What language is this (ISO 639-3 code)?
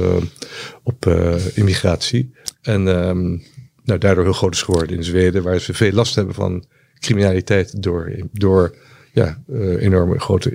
nld